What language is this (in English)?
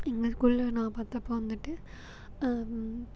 Tamil